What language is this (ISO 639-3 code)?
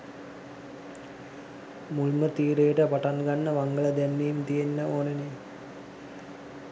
sin